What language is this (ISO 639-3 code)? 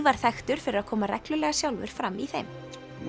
isl